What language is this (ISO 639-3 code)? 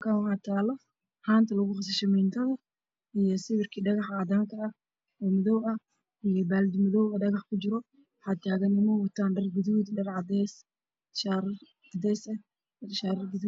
som